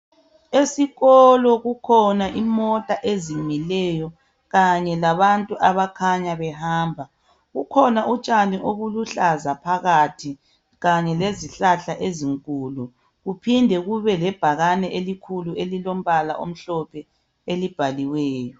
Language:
North Ndebele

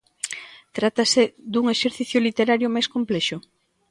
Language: Galician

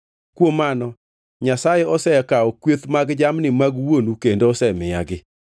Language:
Luo (Kenya and Tanzania)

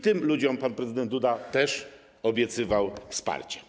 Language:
Polish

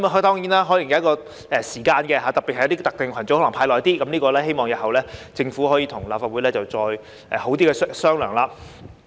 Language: Cantonese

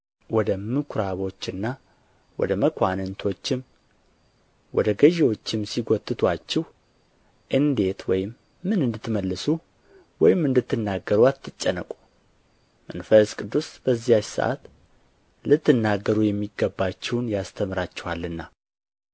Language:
Amharic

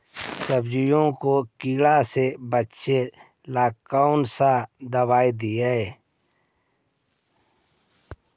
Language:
Magahi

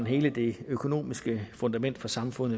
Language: Danish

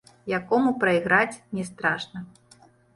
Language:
Belarusian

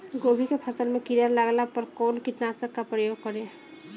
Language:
Bhojpuri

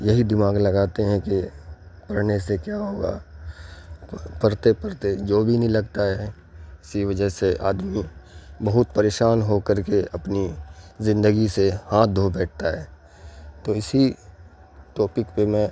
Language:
Urdu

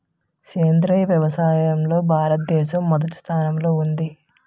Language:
Telugu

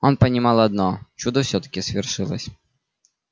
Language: Russian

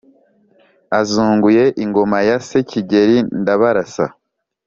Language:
Kinyarwanda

